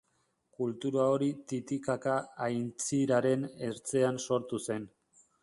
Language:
Basque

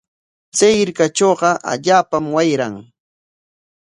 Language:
Corongo Ancash Quechua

